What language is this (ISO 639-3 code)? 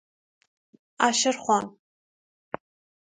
fas